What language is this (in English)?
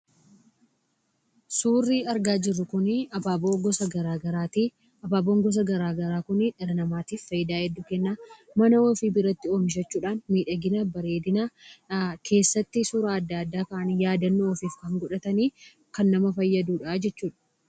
Oromo